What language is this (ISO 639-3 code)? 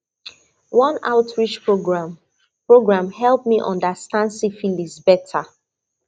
pcm